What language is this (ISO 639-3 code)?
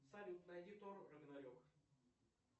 rus